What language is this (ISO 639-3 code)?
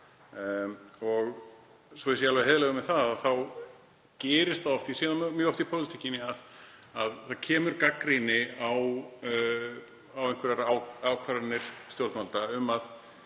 isl